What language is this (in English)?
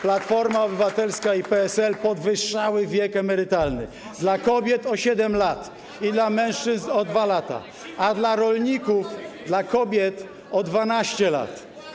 Polish